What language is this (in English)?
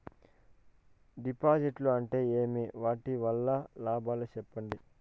Telugu